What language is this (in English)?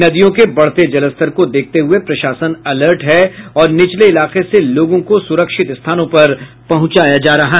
Hindi